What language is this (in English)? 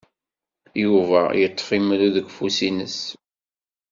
Kabyle